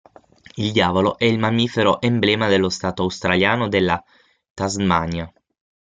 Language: Italian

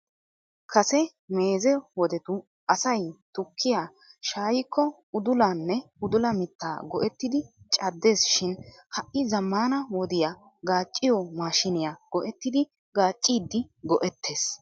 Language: Wolaytta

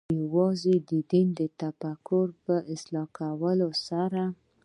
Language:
Pashto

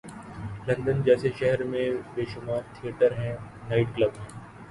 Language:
Urdu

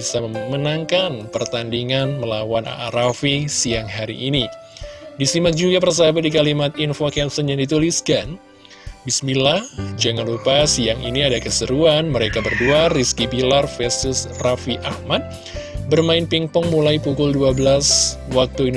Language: Indonesian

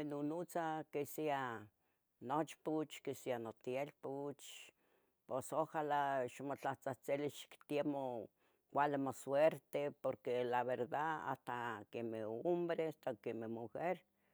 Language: Tetelcingo Nahuatl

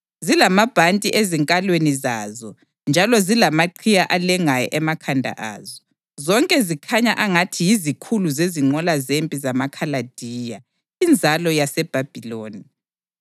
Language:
North Ndebele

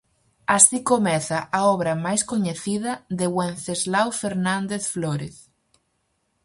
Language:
Galician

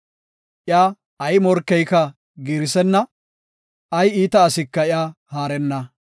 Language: Gofa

